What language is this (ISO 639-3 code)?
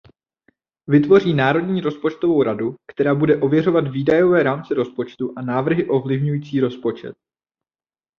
ces